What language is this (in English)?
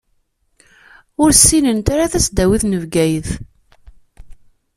Kabyle